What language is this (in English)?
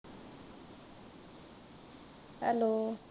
Punjabi